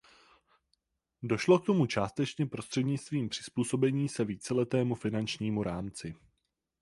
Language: Czech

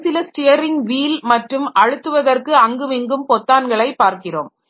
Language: Tamil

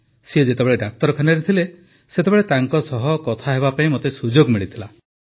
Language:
Odia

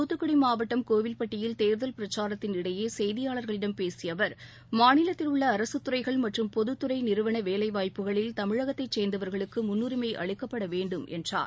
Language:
Tamil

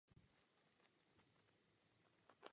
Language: Czech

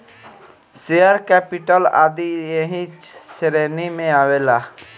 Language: Bhojpuri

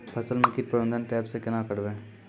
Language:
Maithili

